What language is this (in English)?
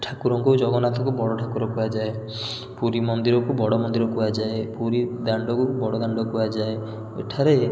Odia